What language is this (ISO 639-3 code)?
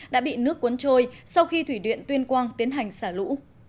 vie